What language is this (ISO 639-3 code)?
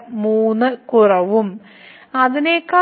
mal